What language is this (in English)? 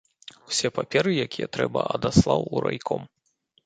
Belarusian